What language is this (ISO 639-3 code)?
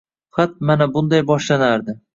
uzb